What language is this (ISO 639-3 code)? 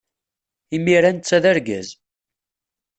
kab